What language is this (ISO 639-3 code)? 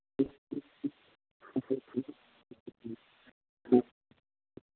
mai